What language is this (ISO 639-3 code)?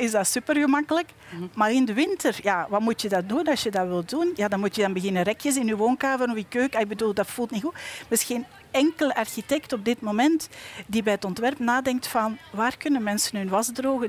nld